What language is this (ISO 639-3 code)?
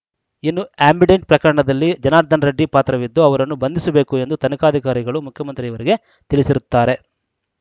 kan